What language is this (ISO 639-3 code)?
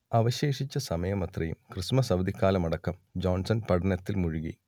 mal